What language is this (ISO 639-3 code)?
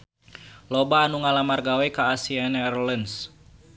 sun